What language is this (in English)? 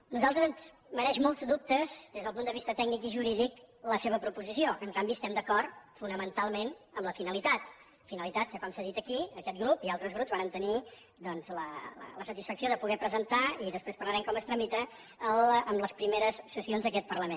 Catalan